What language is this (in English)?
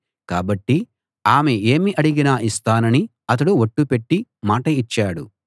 Telugu